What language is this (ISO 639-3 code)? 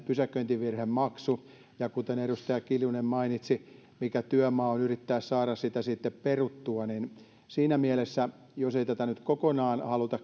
fin